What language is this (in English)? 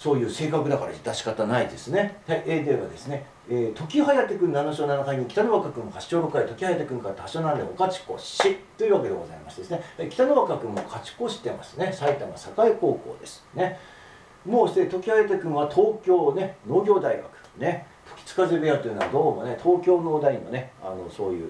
Japanese